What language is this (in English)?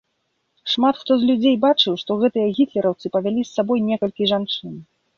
Belarusian